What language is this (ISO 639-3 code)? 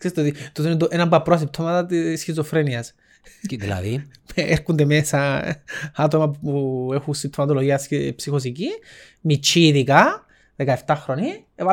ell